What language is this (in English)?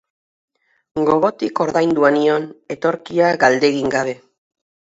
Basque